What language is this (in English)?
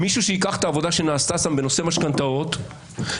Hebrew